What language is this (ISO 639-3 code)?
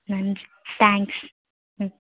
tam